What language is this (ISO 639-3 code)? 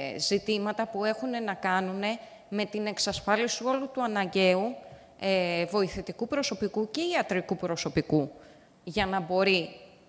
ell